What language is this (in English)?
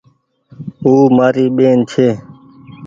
Goaria